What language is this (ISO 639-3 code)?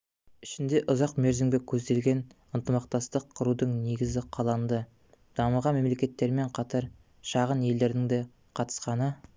kaz